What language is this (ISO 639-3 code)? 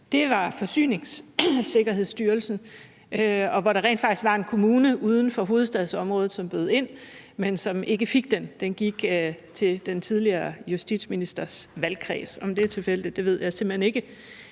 dan